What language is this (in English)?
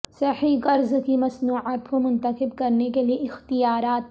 Urdu